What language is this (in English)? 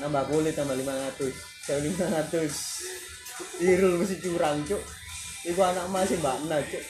Indonesian